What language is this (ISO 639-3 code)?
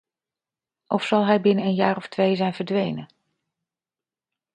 nld